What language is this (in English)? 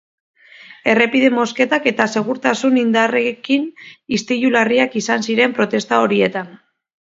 Basque